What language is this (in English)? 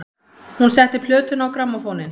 Icelandic